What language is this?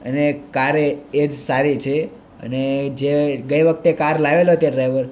Gujarati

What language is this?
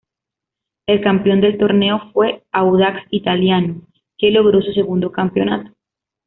Spanish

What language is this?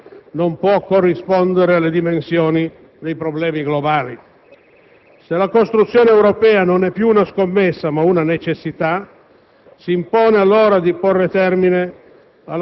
Italian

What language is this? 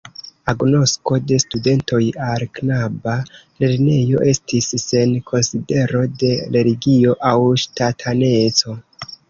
Esperanto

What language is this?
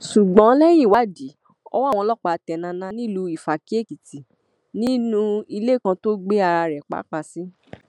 Yoruba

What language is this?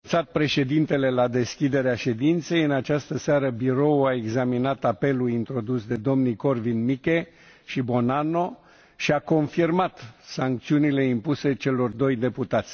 Romanian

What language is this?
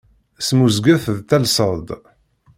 Kabyle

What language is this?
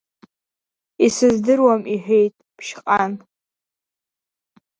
Abkhazian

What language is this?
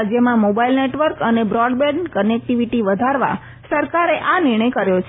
Gujarati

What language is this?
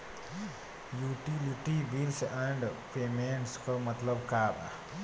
Bhojpuri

